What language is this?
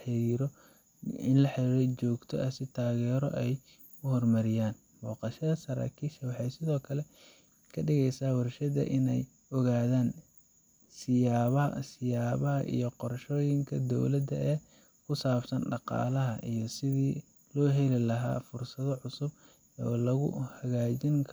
Somali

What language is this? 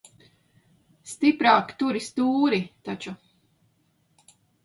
Latvian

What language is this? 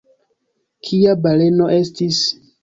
Esperanto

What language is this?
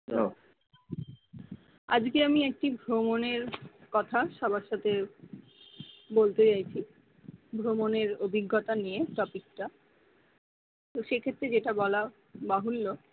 Bangla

